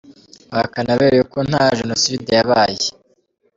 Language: Kinyarwanda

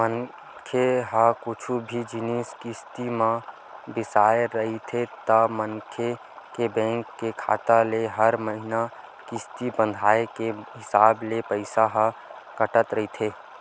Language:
Chhattisgarhi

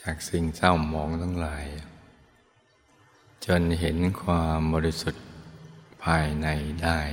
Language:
Thai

